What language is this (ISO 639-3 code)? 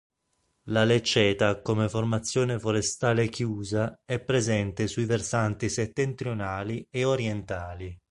ita